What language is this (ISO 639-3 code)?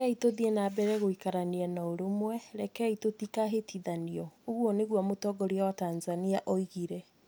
kik